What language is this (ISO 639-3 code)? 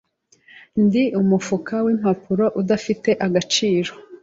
kin